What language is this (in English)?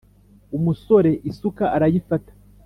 Kinyarwanda